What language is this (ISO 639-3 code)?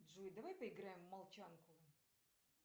rus